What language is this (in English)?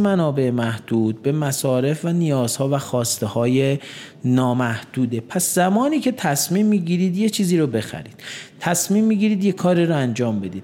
Persian